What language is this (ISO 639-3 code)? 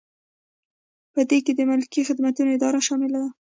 pus